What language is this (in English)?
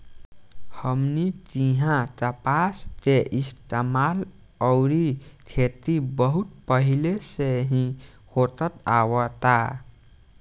Bhojpuri